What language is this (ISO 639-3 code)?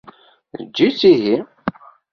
kab